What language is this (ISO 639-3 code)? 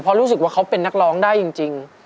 tha